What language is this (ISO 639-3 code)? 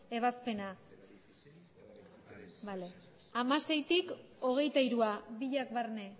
eus